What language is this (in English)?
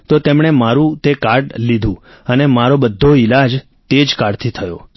Gujarati